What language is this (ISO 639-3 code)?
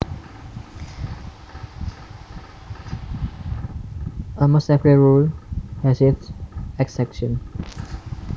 jav